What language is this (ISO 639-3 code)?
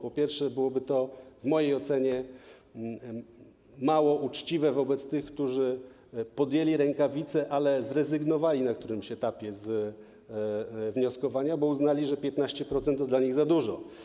pol